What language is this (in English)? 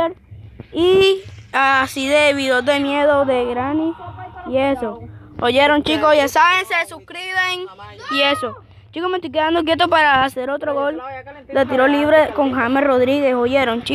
Spanish